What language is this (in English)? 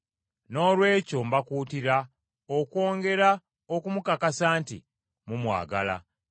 Ganda